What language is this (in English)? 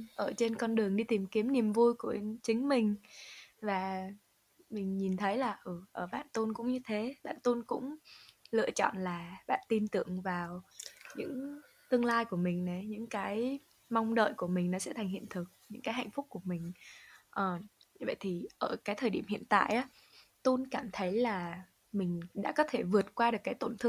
Vietnamese